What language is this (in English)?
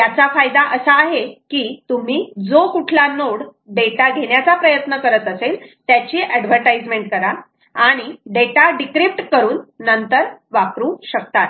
Marathi